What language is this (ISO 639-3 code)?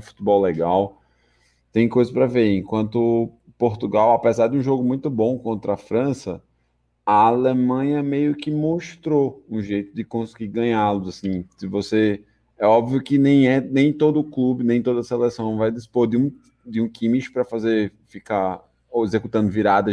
por